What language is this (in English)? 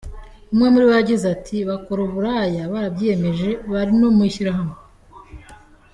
Kinyarwanda